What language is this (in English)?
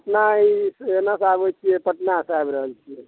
Maithili